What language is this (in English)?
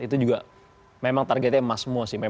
Indonesian